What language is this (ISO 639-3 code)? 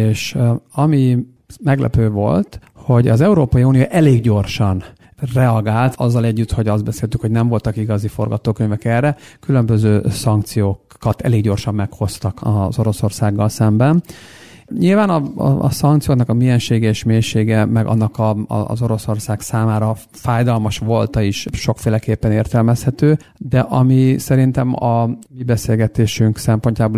hun